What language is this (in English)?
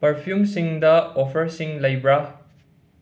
Manipuri